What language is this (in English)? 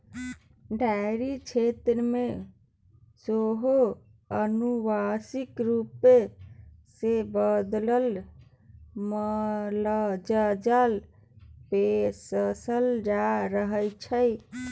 Maithili